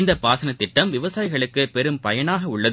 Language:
Tamil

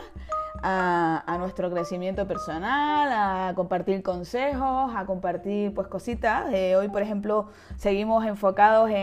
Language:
Spanish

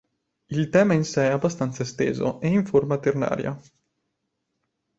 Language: Italian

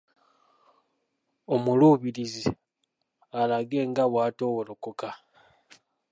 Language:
Ganda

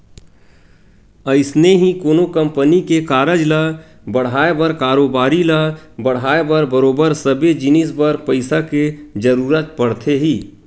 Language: Chhattisgarhi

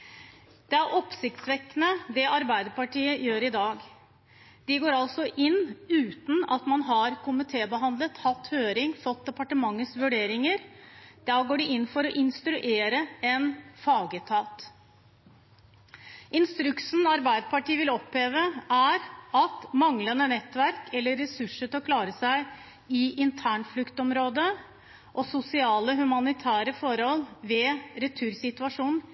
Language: Norwegian Bokmål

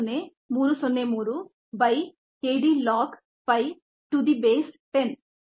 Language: Kannada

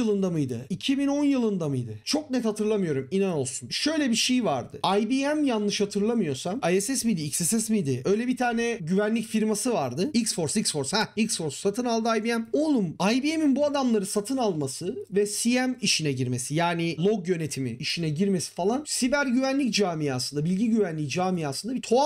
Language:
Turkish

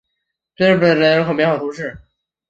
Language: Chinese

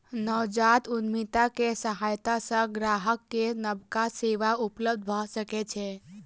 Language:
Maithili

